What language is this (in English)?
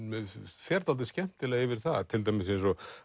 Icelandic